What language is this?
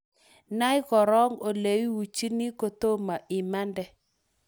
Kalenjin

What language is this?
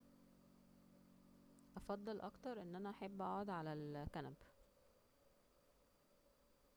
Egyptian Arabic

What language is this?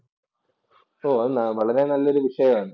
Malayalam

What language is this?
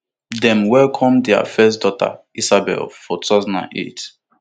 Nigerian Pidgin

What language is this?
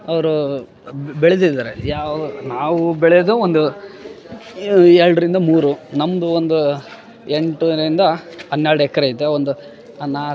Kannada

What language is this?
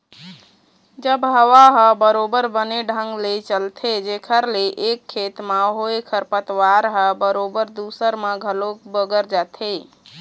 Chhattisgarhi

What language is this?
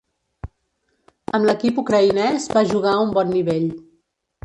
Catalan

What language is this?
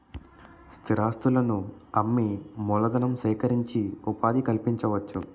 Telugu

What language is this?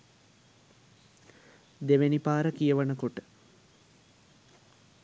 Sinhala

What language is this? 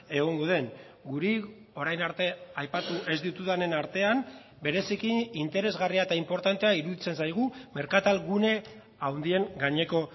Basque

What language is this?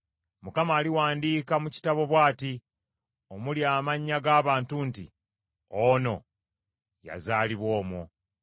Ganda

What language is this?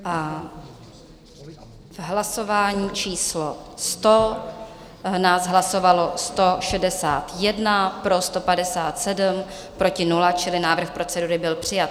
Czech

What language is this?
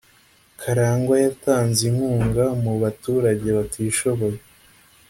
Kinyarwanda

